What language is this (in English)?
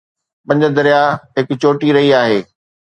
Sindhi